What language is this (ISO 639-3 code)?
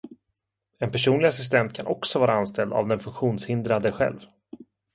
swe